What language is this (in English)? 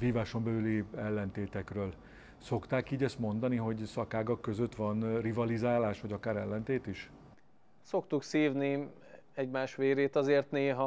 Hungarian